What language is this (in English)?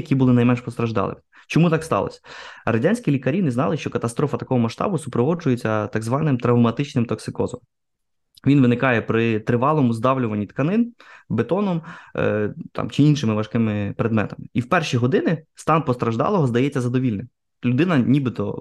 Ukrainian